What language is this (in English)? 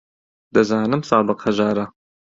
Central Kurdish